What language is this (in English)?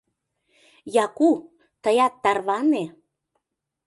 Mari